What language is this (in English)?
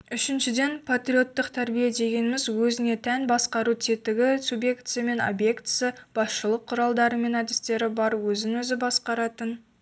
Kazakh